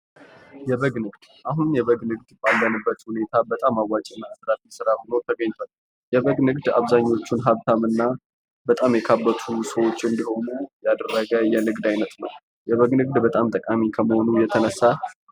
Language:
Amharic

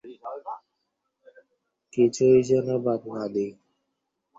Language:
Bangla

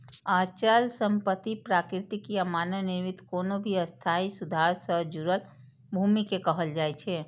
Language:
Maithili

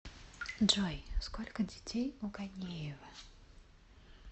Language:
Russian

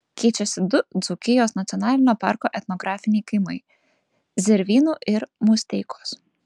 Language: Lithuanian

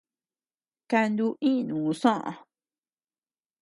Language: Tepeuxila Cuicatec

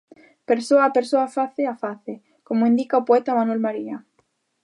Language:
Galician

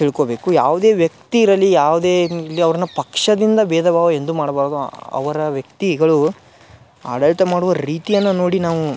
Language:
Kannada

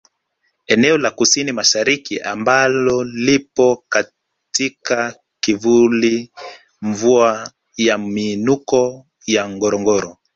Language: Swahili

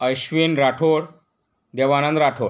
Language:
Marathi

